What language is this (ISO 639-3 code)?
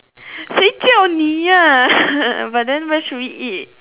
eng